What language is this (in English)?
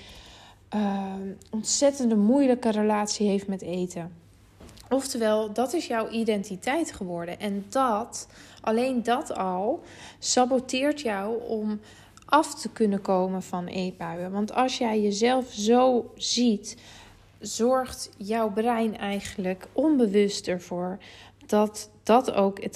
Dutch